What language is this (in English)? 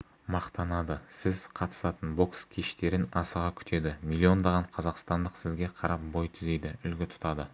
Kazakh